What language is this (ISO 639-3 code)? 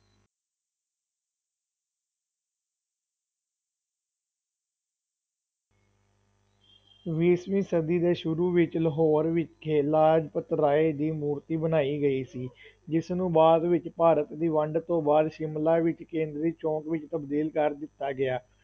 pan